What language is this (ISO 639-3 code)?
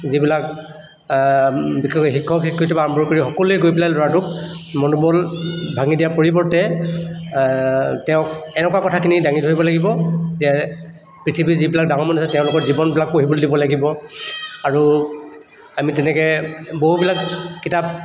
asm